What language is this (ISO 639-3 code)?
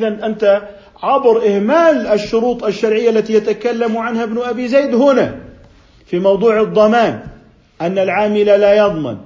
ara